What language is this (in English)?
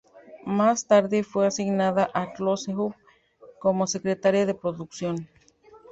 Spanish